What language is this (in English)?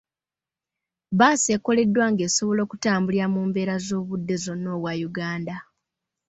Ganda